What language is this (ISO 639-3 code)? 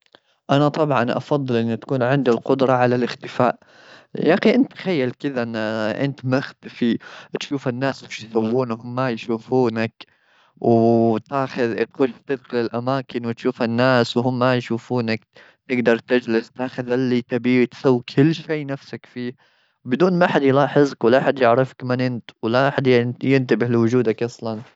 afb